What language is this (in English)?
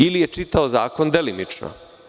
Serbian